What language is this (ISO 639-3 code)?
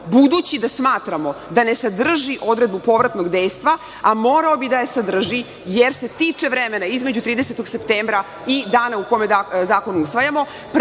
srp